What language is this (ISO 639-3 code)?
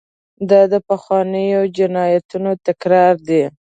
pus